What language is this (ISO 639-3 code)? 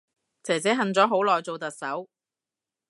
yue